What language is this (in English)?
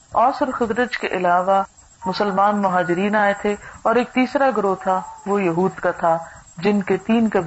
Urdu